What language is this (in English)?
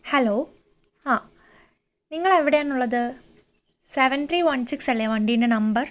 Malayalam